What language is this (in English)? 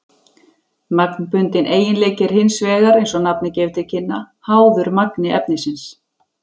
Icelandic